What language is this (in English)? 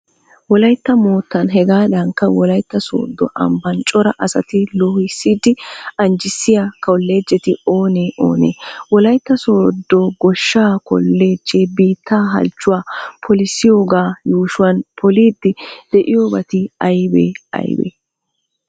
Wolaytta